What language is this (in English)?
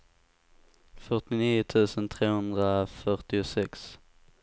Swedish